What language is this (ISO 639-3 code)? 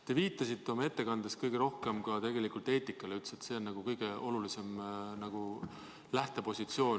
est